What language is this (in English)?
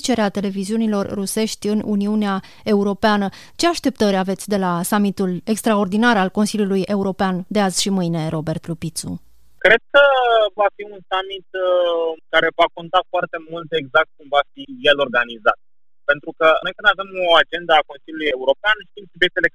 Romanian